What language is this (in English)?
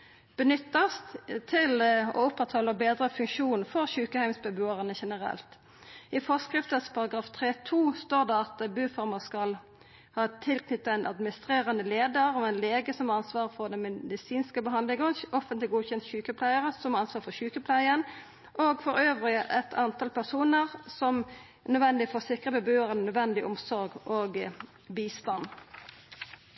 Norwegian Nynorsk